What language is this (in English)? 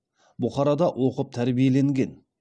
Kazakh